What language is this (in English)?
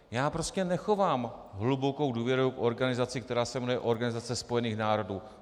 Czech